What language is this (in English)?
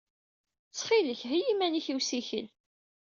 Kabyle